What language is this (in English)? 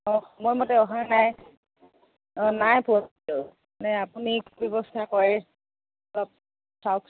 Assamese